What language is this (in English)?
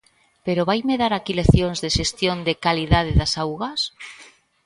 Galician